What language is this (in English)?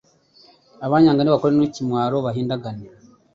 Kinyarwanda